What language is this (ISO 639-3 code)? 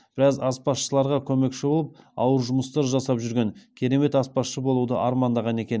kaz